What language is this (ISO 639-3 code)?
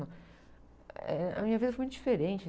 por